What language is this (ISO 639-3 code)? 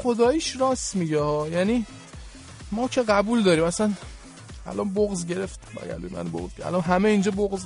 fas